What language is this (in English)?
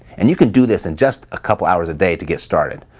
English